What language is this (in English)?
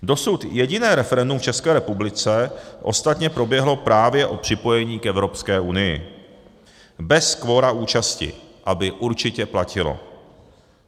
Czech